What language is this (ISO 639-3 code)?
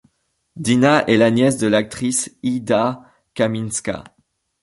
fra